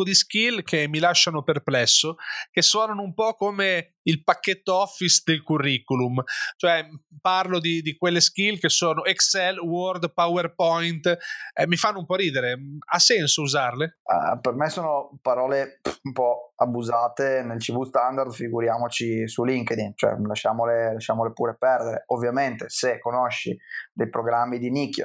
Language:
Italian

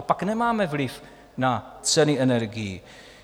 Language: Czech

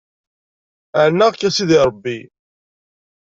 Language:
Kabyle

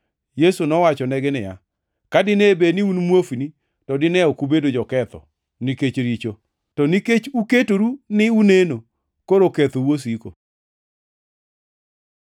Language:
Luo (Kenya and Tanzania)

